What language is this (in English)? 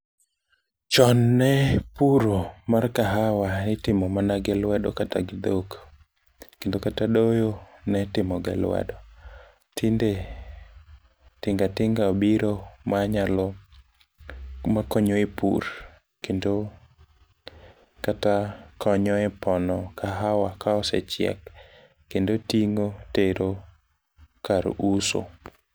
Luo (Kenya and Tanzania)